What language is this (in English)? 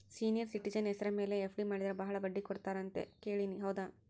Kannada